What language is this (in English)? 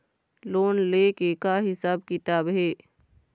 Chhattisgarhi